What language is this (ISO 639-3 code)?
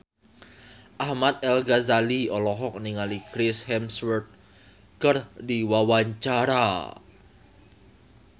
sun